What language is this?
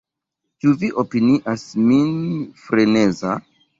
Esperanto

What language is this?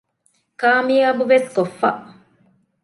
Divehi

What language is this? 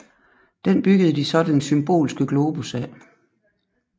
Danish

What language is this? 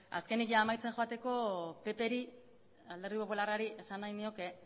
Basque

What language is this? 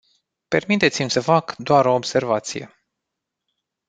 Romanian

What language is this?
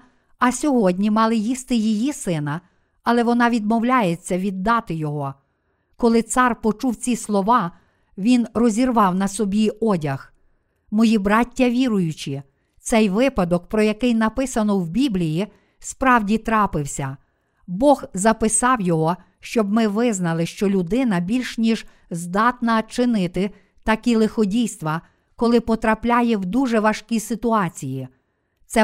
Ukrainian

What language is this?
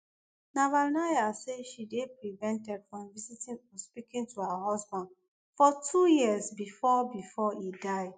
Nigerian Pidgin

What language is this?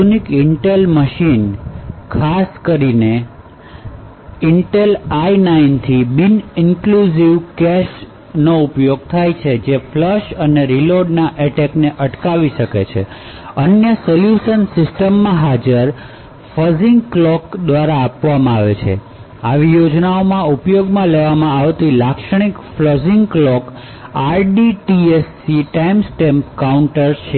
Gujarati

